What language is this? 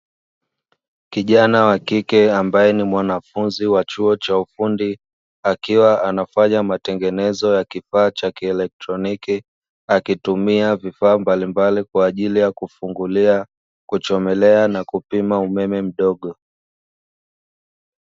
Swahili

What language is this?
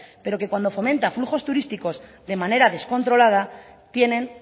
Spanish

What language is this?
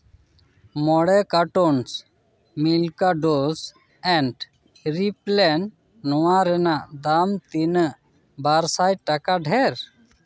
Santali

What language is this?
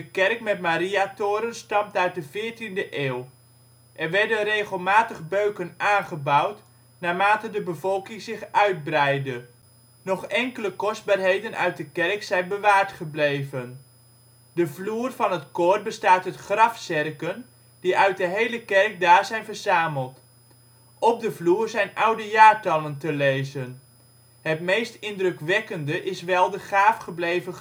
Dutch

